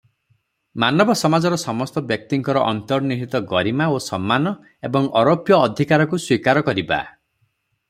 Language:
Odia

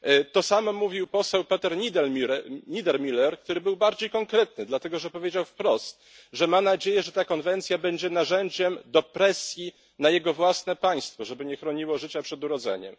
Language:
Polish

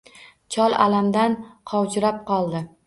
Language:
Uzbek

